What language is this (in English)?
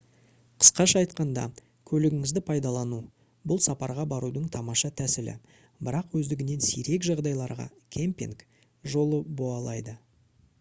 Kazakh